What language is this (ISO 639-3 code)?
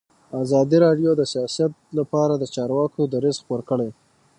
pus